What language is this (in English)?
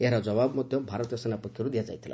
Odia